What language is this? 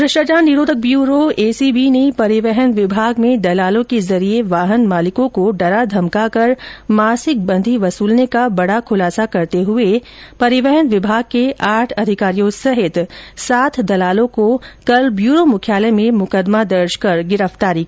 Hindi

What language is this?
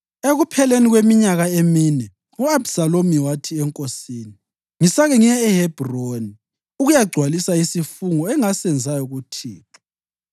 North Ndebele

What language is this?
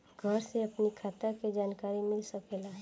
Bhojpuri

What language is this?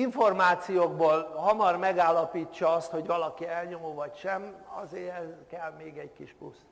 Hungarian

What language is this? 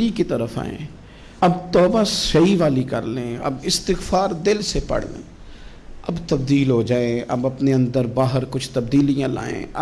Urdu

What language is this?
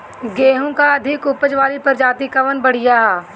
Bhojpuri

